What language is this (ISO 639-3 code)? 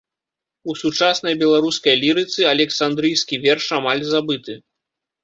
bel